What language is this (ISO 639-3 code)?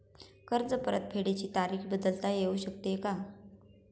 mar